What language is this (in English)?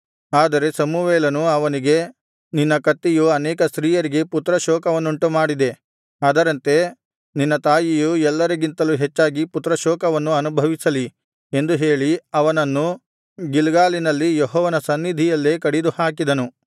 Kannada